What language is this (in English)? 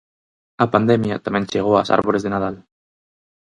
Galician